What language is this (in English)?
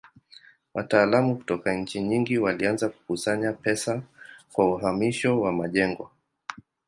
Swahili